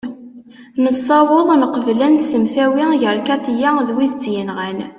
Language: Kabyle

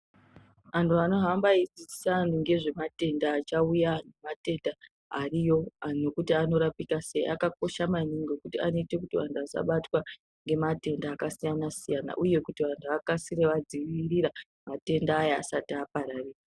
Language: Ndau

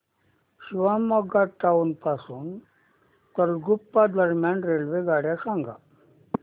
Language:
Marathi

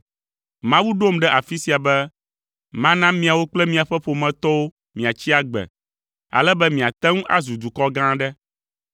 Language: Ewe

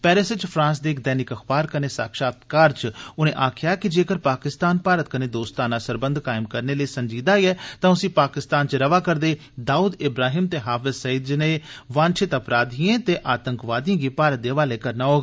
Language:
Dogri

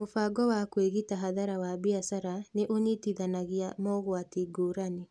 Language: Kikuyu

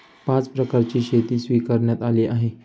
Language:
Marathi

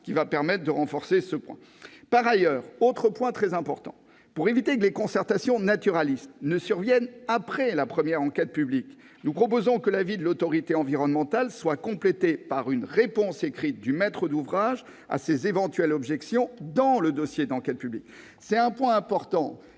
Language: French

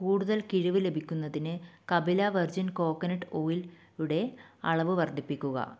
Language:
Malayalam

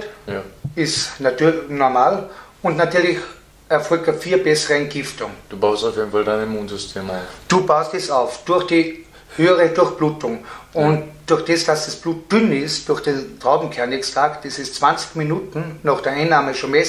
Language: German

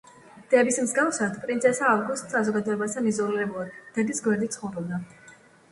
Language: Georgian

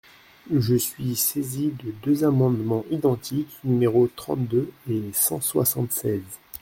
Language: French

